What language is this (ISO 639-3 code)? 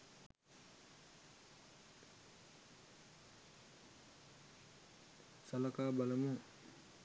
sin